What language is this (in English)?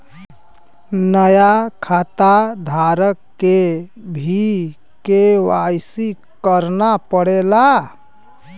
Bhojpuri